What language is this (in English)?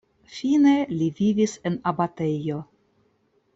Esperanto